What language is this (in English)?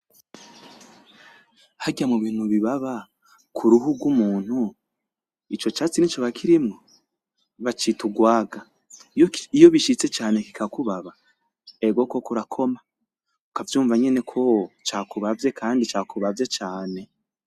Rundi